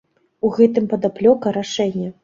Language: Belarusian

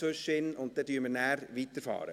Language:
Swiss German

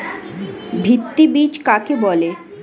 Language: Bangla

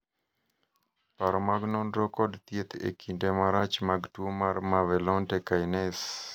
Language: Luo (Kenya and Tanzania)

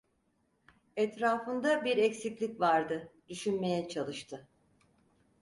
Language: Turkish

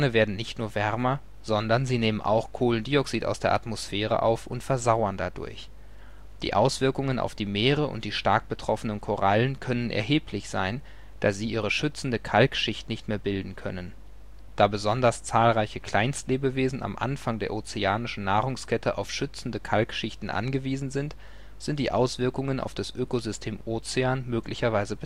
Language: German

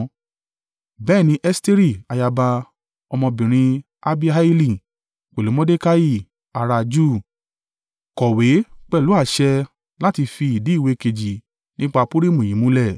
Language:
Yoruba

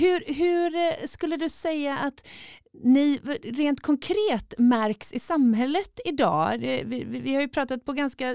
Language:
Swedish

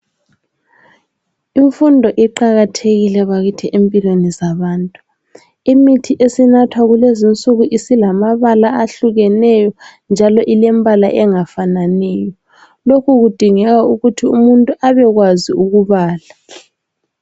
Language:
North Ndebele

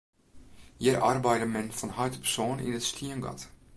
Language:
Western Frisian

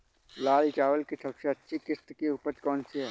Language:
Hindi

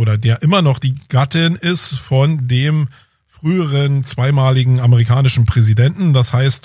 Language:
German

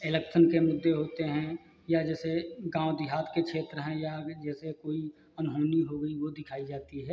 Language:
Hindi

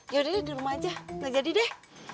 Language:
Indonesian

